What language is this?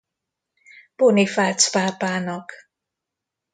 Hungarian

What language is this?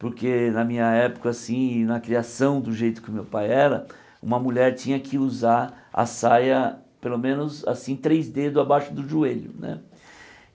Portuguese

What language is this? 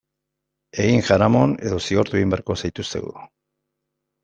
Basque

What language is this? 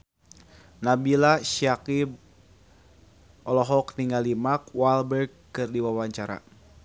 Sundanese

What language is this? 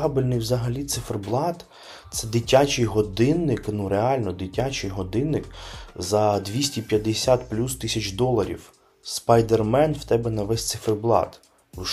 Ukrainian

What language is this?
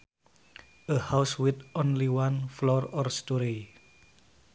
Sundanese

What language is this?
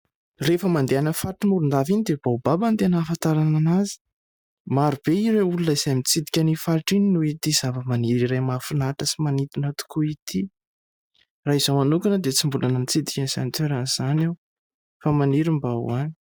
Malagasy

